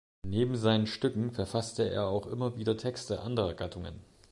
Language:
German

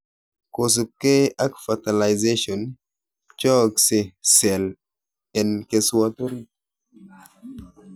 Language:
Kalenjin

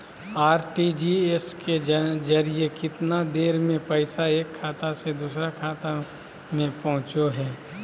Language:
Magahi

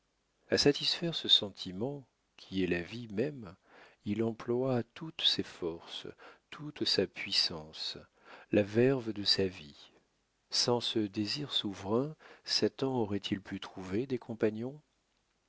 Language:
French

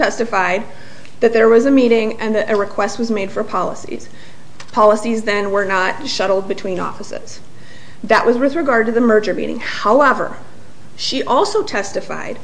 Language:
English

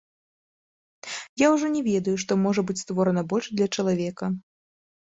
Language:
Belarusian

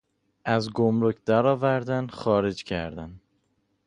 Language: Persian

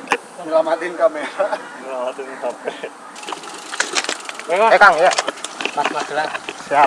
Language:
Indonesian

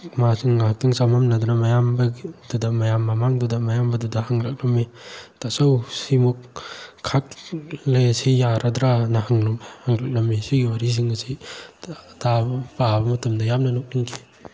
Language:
Manipuri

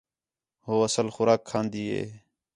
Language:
Khetrani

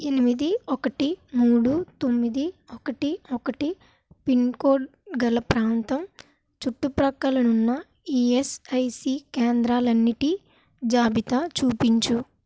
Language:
Telugu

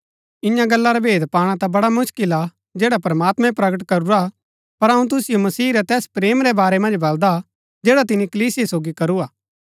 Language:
Gaddi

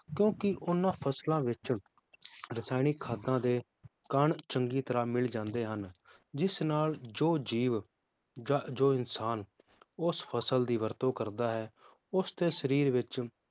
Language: Punjabi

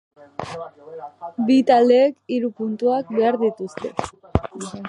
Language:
Basque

